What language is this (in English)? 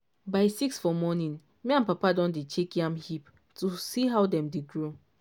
Nigerian Pidgin